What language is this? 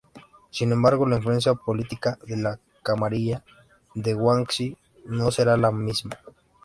Spanish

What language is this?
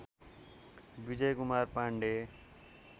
Nepali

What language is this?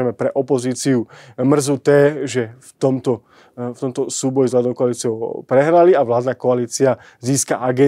Slovak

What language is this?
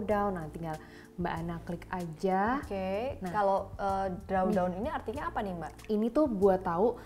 Indonesian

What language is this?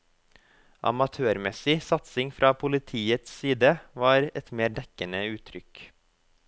Norwegian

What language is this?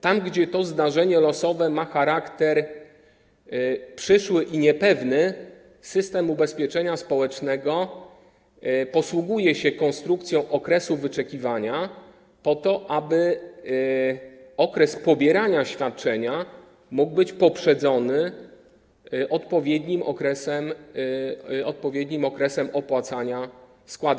Polish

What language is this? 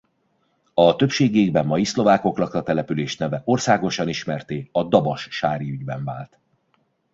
Hungarian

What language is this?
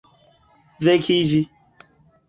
Esperanto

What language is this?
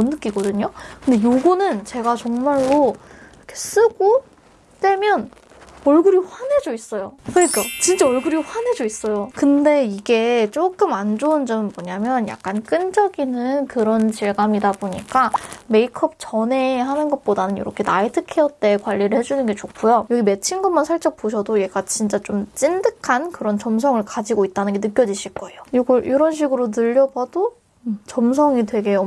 Korean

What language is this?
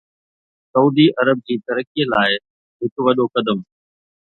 Sindhi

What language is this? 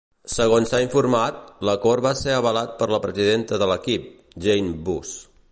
Catalan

